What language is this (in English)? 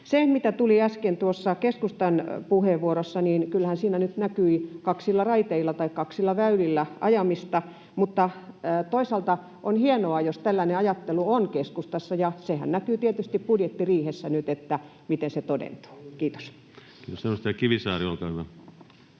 Finnish